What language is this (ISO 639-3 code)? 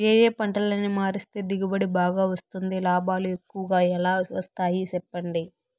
tel